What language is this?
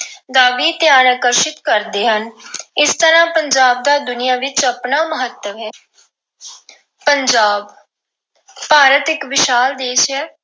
Punjabi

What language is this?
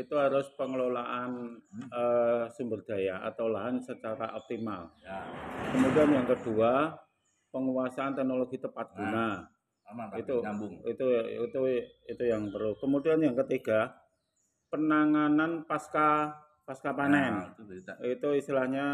Indonesian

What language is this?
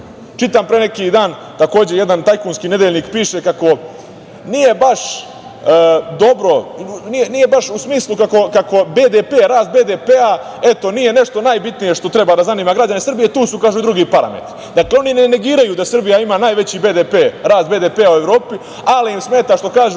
Serbian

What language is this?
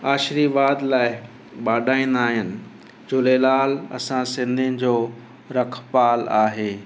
Sindhi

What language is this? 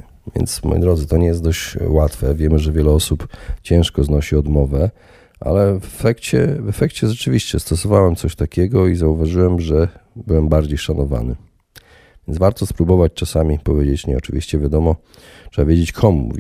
Polish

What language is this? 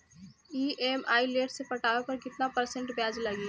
Bhojpuri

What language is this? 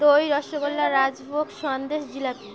Bangla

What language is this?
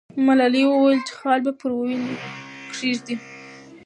Pashto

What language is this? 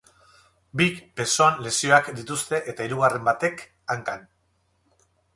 Basque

